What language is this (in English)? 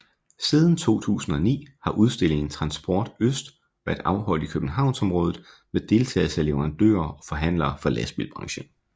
Danish